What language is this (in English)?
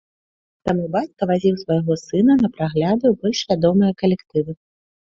Belarusian